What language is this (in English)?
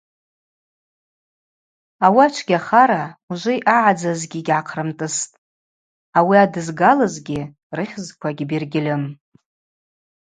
Abaza